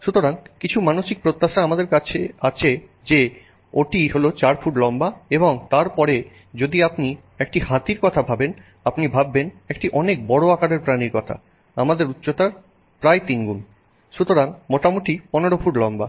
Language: Bangla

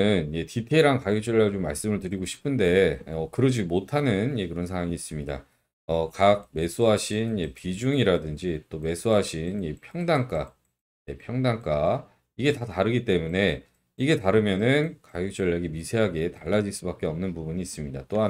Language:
Korean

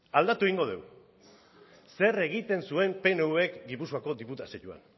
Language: Basque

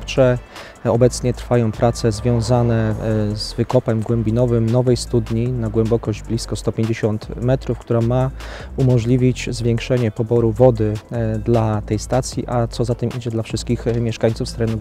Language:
Polish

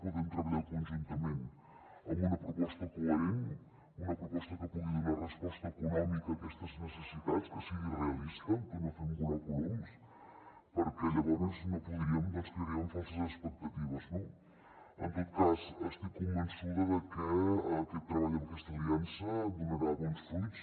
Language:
Catalan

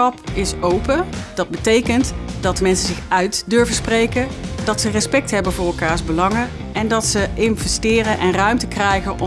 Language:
Dutch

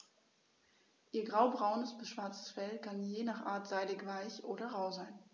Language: German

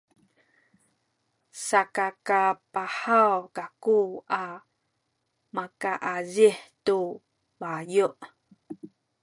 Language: Sakizaya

